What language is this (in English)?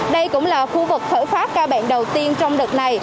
Vietnamese